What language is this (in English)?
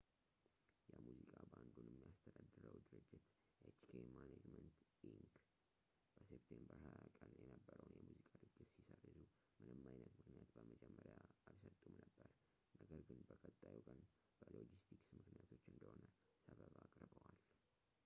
Amharic